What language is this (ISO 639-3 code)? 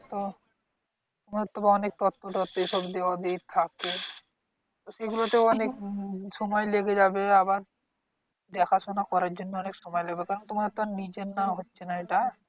ben